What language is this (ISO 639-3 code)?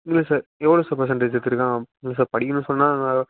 tam